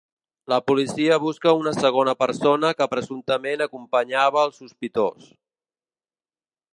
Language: Catalan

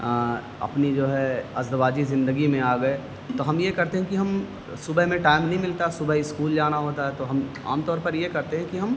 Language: Urdu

